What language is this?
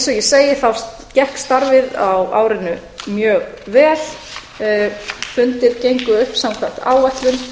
Icelandic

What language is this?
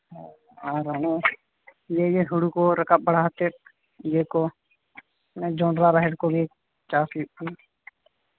Santali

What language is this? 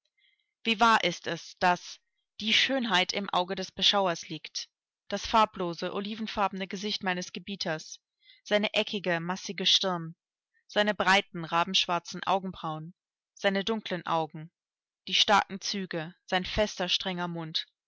German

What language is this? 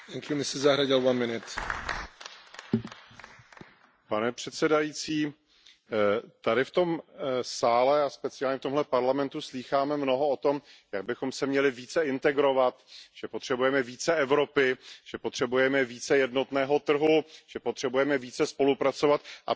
Czech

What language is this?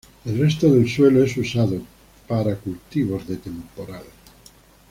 Spanish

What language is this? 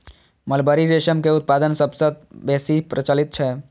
Maithili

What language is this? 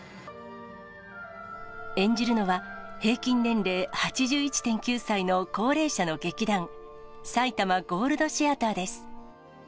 Japanese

